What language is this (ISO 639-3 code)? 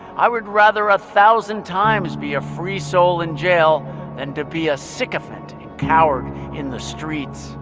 eng